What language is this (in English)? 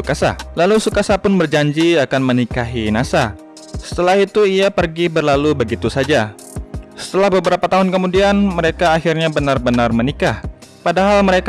Indonesian